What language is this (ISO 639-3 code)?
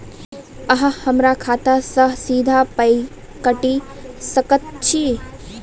mai